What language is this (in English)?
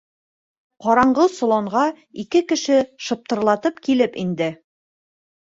Bashkir